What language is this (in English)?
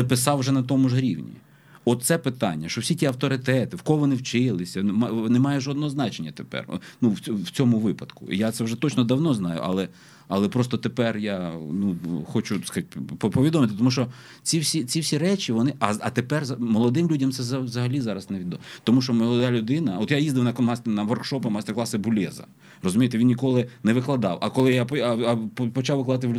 Ukrainian